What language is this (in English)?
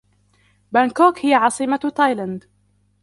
Arabic